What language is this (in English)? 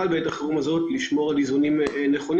Hebrew